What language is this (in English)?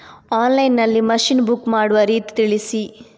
Kannada